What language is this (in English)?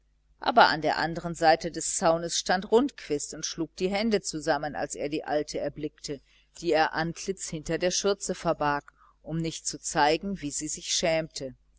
German